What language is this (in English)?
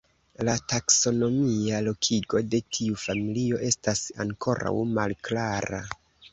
Esperanto